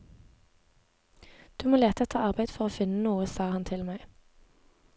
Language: Norwegian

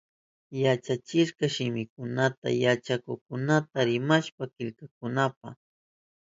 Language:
Southern Pastaza Quechua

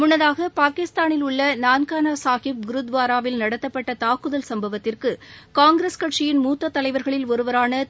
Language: Tamil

